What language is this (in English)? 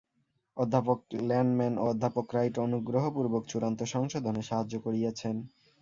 Bangla